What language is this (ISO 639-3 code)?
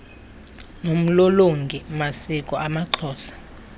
xho